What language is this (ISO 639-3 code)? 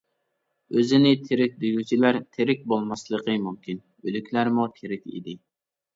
uig